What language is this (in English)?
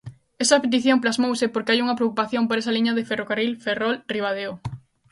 Galician